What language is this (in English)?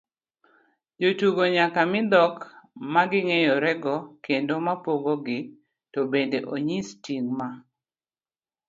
Luo (Kenya and Tanzania)